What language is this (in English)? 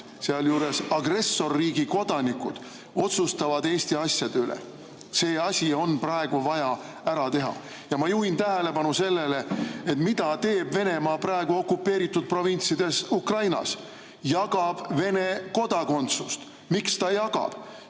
Estonian